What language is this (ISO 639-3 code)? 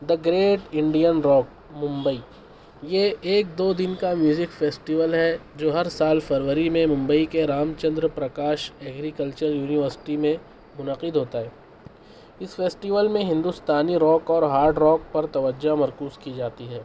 urd